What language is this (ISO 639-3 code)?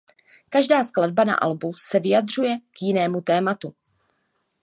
ces